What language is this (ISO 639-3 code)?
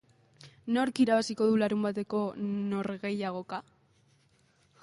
eus